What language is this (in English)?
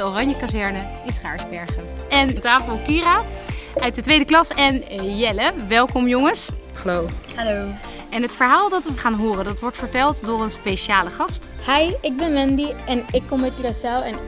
Dutch